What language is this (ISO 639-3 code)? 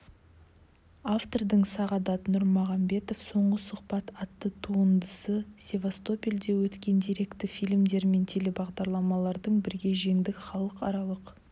kaz